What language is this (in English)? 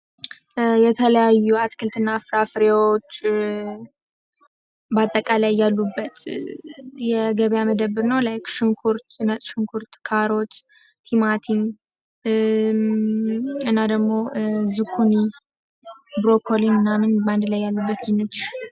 Amharic